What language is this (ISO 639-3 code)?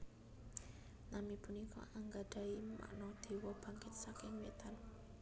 jav